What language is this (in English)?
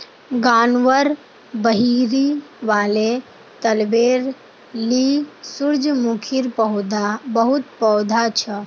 Magahi